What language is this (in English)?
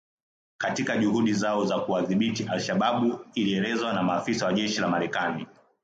Swahili